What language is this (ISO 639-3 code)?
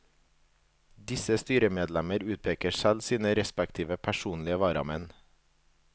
nor